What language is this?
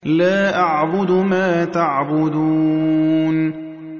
Arabic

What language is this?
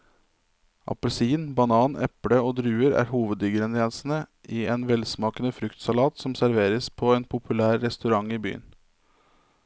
Norwegian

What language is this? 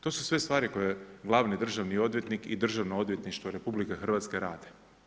Croatian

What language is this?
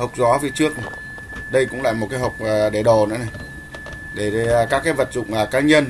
Vietnamese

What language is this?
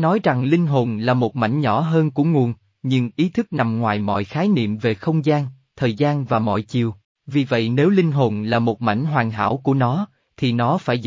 Vietnamese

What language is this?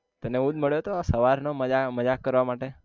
Gujarati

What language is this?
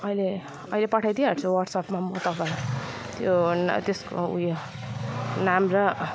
Nepali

